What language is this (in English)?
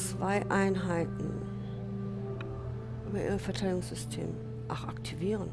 German